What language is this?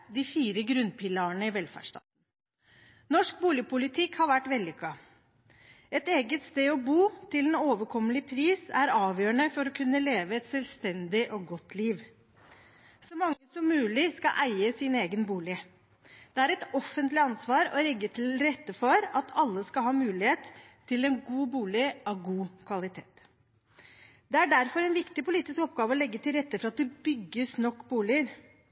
Norwegian Bokmål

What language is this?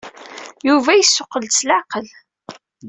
Kabyle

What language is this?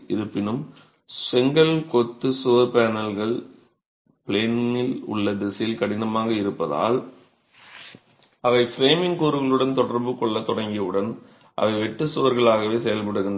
Tamil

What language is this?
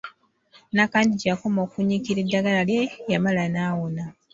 Ganda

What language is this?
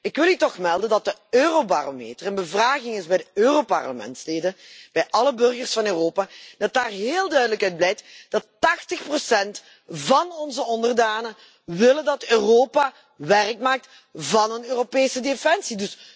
Dutch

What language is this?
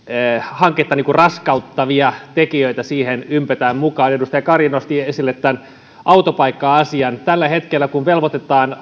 Finnish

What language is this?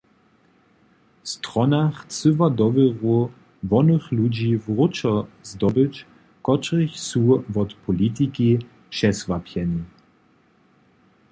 Upper Sorbian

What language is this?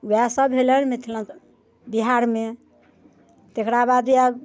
Maithili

